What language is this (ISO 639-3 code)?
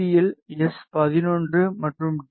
tam